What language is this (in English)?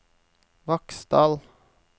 Norwegian